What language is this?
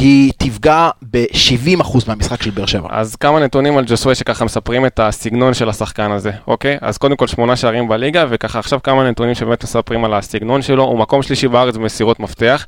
Hebrew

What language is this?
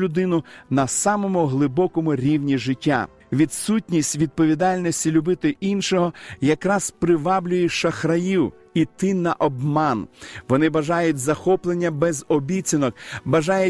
Ukrainian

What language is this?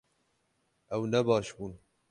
Kurdish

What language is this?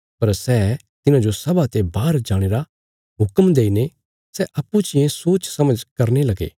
Bilaspuri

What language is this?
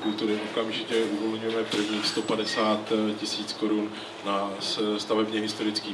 Czech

